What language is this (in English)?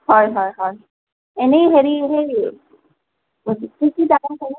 Assamese